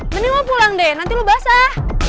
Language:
Indonesian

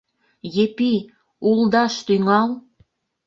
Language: Mari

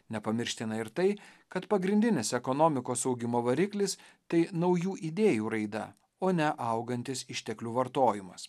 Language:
Lithuanian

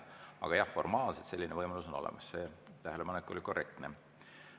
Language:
Estonian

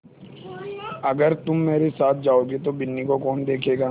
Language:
Hindi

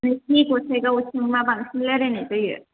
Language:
Bodo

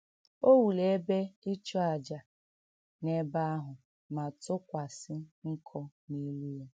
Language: Igbo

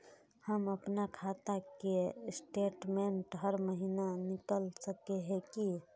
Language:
Magahi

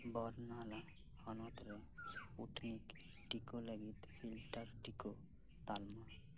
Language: Santali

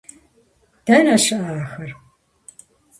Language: Kabardian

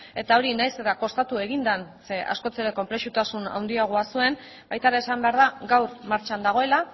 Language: Basque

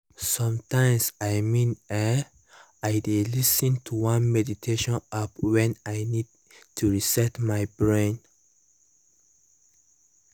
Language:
Nigerian Pidgin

